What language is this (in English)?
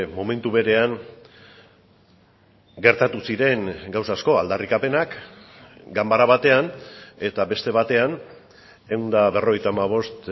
Basque